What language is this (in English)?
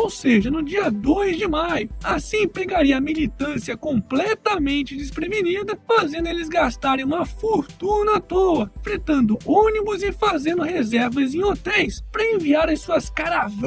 Portuguese